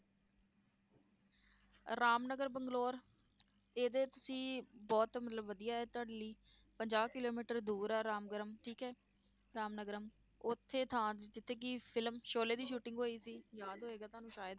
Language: Punjabi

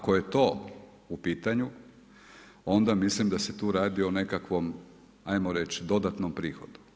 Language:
Croatian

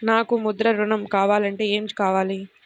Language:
Telugu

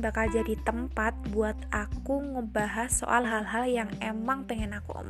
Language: Indonesian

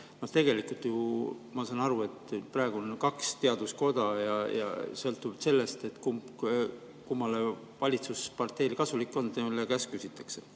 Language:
Estonian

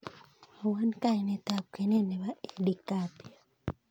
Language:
Kalenjin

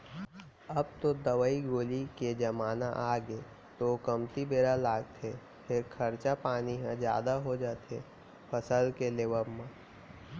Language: Chhattisgarhi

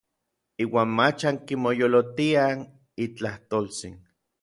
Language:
Orizaba Nahuatl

